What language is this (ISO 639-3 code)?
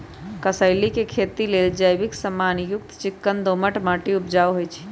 mag